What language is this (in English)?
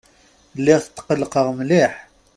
Kabyle